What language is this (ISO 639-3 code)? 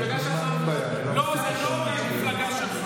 heb